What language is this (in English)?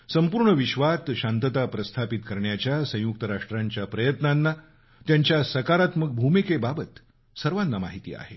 Marathi